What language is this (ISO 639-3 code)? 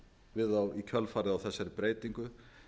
isl